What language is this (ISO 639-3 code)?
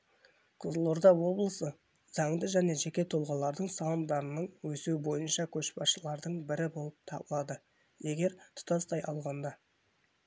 kaz